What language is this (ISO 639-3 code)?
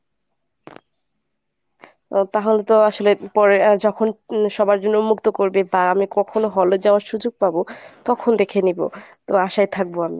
ben